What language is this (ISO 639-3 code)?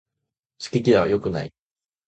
jpn